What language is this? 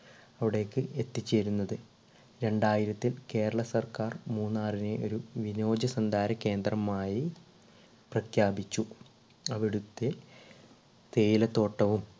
Malayalam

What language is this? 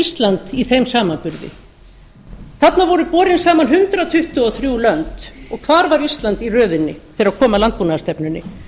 Icelandic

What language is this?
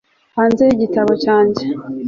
Kinyarwanda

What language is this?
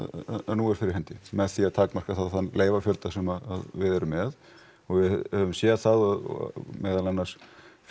Icelandic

